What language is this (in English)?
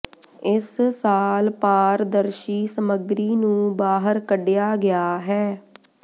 Punjabi